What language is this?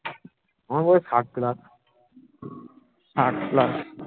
Bangla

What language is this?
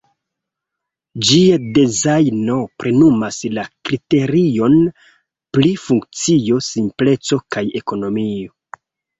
Esperanto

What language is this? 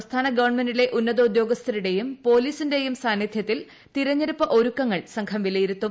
Malayalam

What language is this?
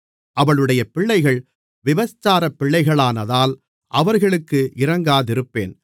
Tamil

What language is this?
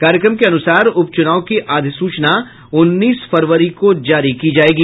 Hindi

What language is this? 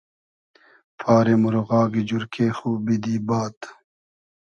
Hazaragi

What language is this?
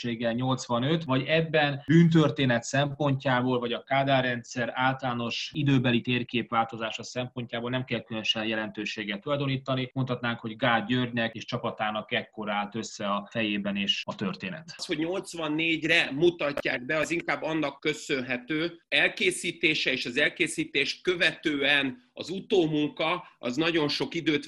Hungarian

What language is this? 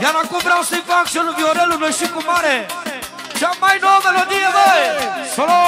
Romanian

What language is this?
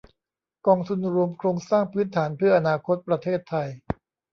Thai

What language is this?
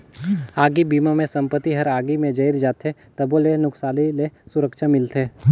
Chhattisgarhi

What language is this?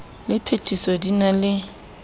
Southern Sotho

